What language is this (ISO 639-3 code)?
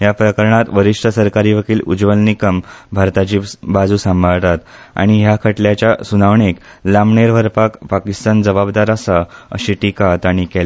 kok